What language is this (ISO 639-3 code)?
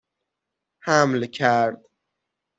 fas